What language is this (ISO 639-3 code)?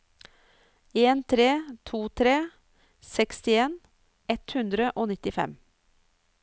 nor